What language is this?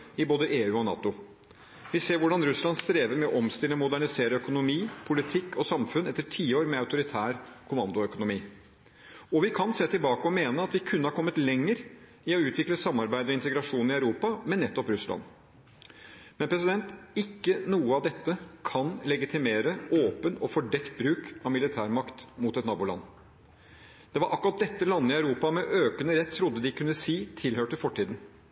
Norwegian Bokmål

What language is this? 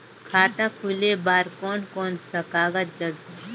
Chhattisgarhi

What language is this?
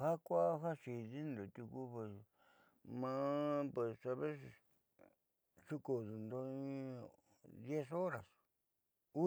Southeastern Nochixtlán Mixtec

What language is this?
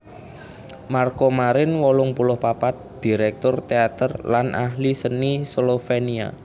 Javanese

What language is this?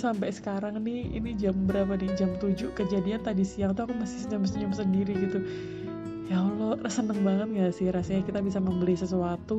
Indonesian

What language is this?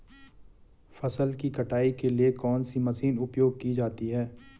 Hindi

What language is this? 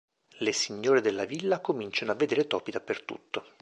Italian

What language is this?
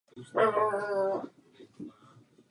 Czech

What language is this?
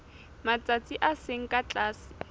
Southern Sotho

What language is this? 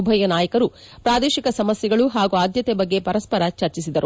Kannada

